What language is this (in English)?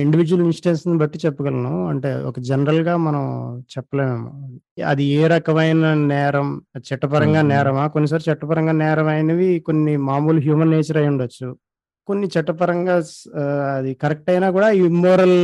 Telugu